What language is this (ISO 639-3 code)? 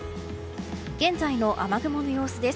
jpn